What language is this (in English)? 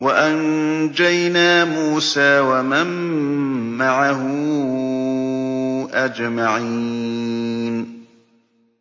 Arabic